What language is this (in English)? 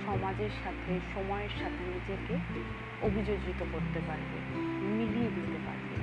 Bangla